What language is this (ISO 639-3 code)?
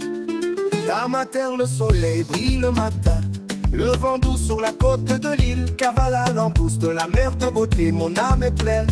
por